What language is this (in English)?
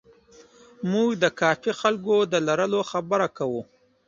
Pashto